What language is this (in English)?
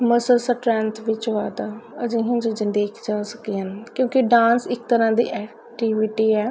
Punjabi